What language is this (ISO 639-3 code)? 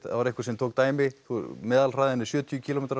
isl